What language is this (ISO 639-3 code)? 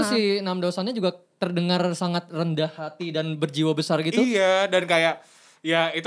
ind